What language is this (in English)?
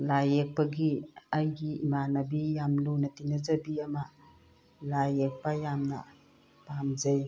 Manipuri